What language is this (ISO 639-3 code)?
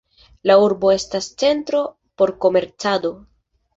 epo